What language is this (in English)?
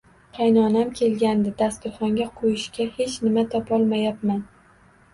Uzbek